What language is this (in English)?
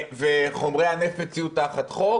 Hebrew